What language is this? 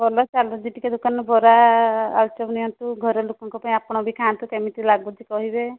Odia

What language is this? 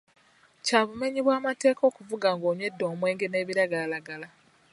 Ganda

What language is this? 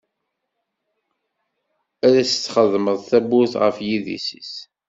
Kabyle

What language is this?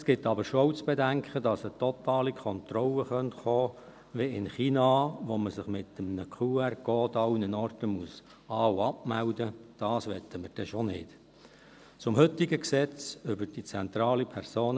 Swiss German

